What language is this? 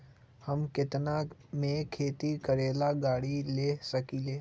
Magahi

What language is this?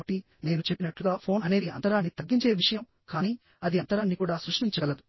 Telugu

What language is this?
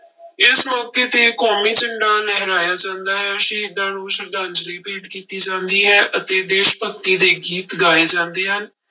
Punjabi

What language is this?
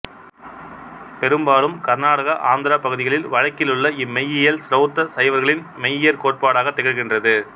Tamil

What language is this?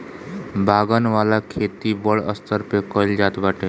Bhojpuri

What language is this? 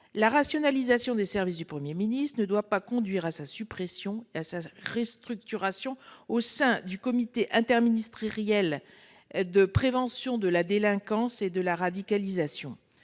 French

